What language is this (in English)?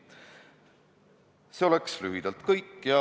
Estonian